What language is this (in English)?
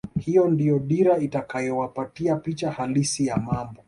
Swahili